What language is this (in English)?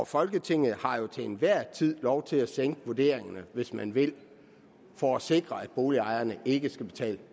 Danish